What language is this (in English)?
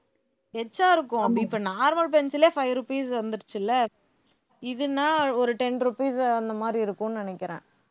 Tamil